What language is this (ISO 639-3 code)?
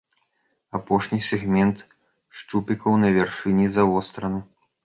bel